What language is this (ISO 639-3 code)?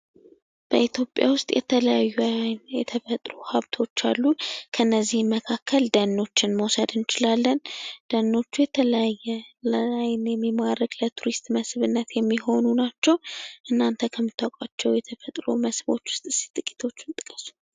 amh